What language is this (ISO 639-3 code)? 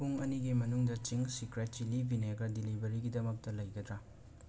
mni